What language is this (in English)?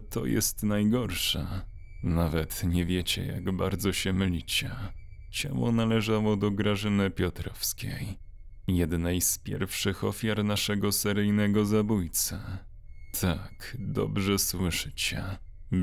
Polish